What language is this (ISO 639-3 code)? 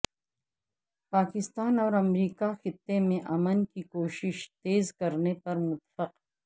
urd